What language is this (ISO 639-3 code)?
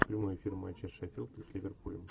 rus